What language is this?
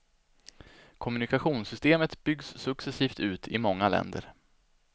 Swedish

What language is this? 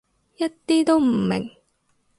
Cantonese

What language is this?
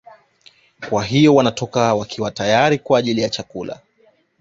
Swahili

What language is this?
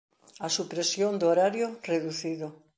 Galician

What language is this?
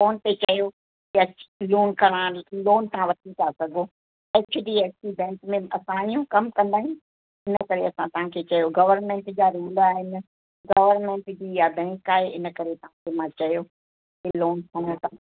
Sindhi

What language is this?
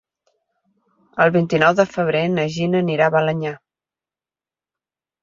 Catalan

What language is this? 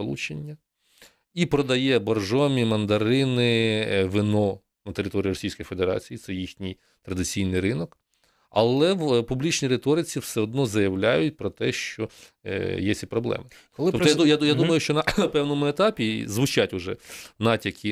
Ukrainian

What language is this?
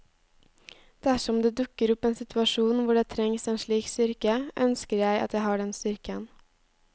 Norwegian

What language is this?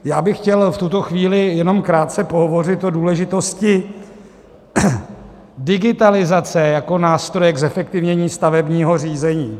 Czech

